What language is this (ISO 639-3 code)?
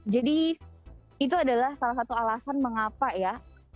ind